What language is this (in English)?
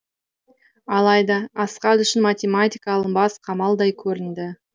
Kazakh